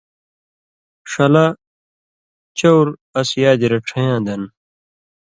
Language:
Indus Kohistani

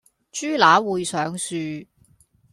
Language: Cantonese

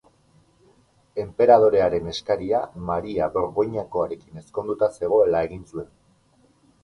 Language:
Basque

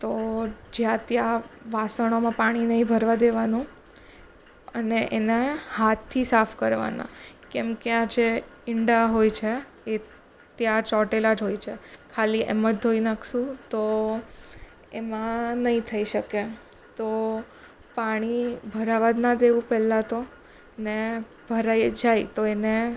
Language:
Gujarati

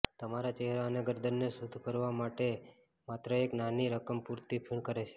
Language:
Gujarati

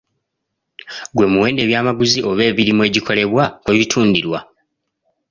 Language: Ganda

